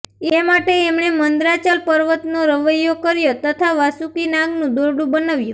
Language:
Gujarati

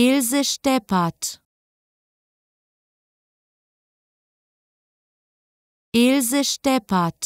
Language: German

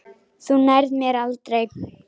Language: Icelandic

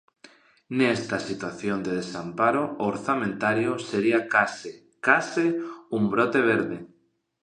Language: Galician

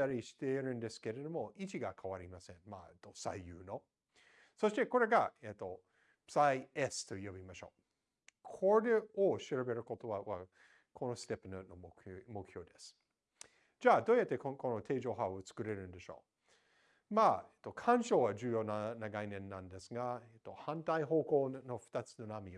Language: Japanese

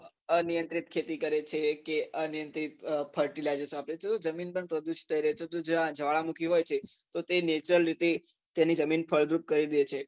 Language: Gujarati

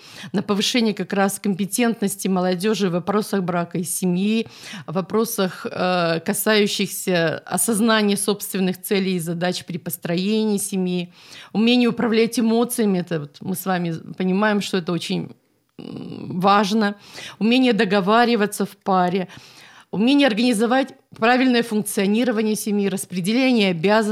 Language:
Russian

